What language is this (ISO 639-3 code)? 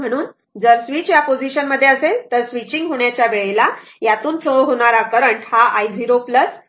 mar